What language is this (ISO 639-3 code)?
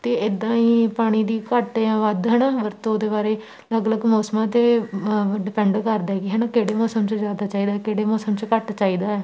pan